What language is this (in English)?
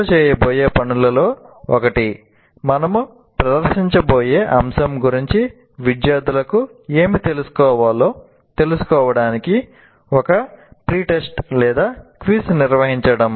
Telugu